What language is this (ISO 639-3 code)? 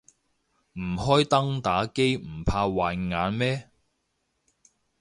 yue